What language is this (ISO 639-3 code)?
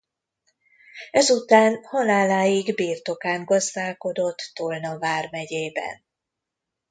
hun